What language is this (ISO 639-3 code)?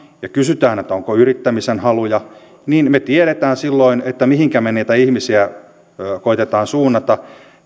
fin